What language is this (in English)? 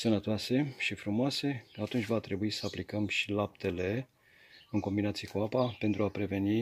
Romanian